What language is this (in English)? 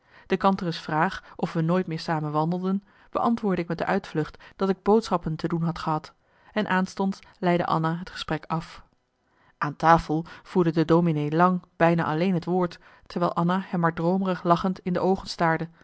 Dutch